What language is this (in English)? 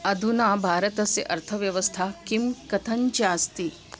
Sanskrit